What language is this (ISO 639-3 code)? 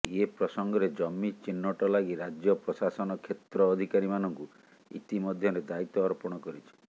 ori